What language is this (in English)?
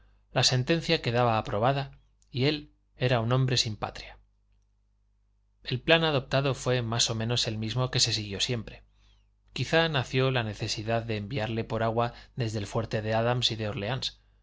Spanish